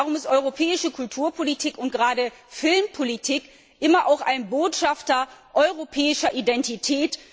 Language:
German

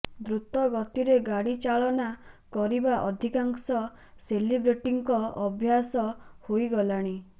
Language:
Odia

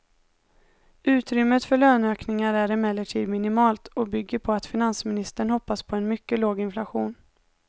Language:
Swedish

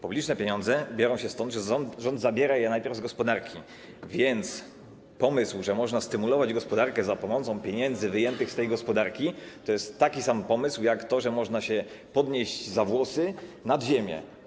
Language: Polish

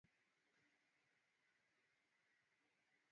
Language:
Swahili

